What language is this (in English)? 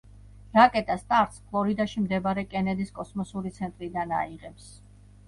Georgian